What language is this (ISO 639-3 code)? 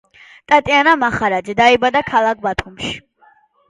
kat